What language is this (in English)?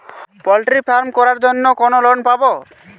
Bangla